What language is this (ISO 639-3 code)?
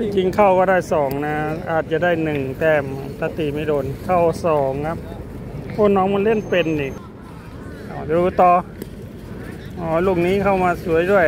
tha